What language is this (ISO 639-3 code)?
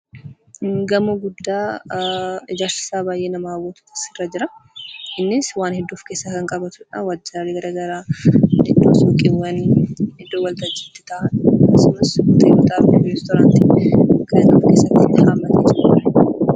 orm